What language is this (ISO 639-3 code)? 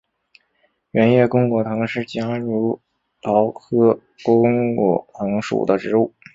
zho